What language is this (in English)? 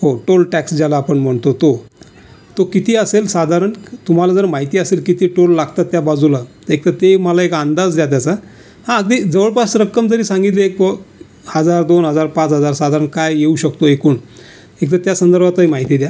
Marathi